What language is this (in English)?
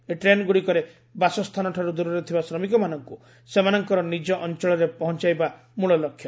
Odia